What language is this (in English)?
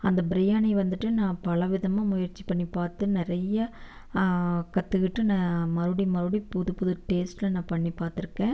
Tamil